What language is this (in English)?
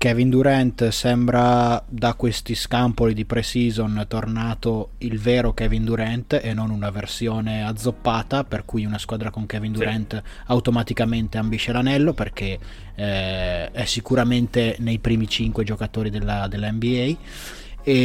Italian